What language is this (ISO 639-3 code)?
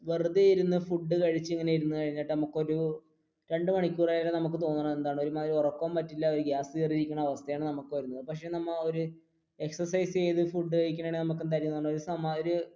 mal